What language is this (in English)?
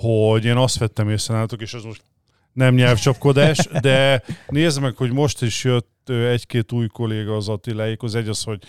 Hungarian